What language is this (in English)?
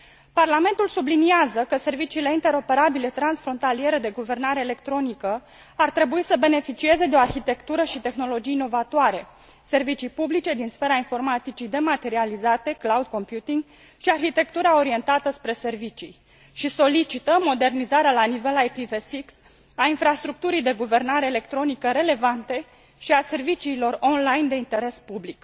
Romanian